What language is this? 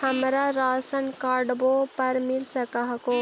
Magahi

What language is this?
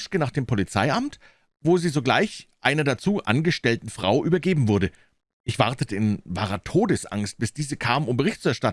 German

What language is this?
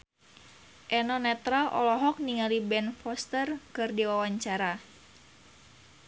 Sundanese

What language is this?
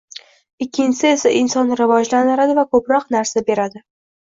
Uzbek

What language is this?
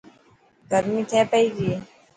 Dhatki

